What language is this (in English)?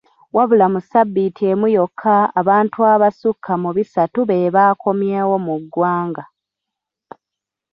Ganda